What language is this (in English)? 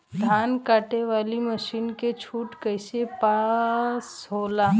Bhojpuri